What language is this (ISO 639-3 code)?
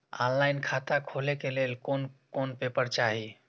mai